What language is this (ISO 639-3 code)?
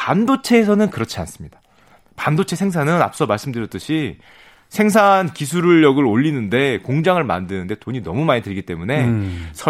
kor